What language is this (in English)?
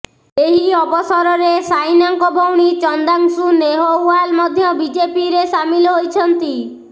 Odia